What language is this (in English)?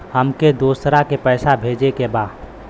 Bhojpuri